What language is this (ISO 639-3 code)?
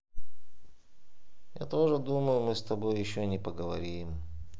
rus